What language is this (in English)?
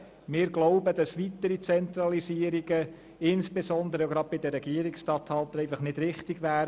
Swiss German